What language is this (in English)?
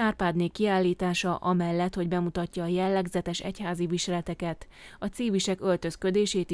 Hungarian